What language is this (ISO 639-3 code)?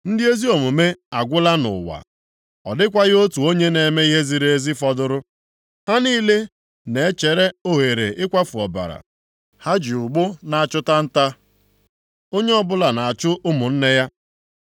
ibo